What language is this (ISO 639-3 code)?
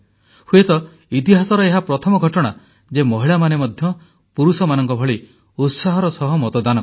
ori